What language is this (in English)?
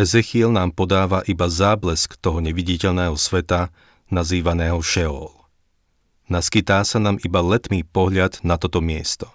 Slovak